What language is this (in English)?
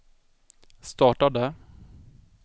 Swedish